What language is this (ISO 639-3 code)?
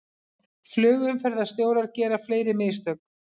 isl